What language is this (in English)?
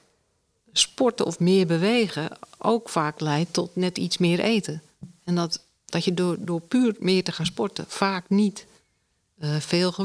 Dutch